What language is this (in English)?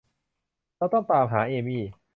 Thai